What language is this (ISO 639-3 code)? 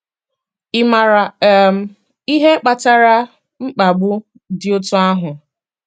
ibo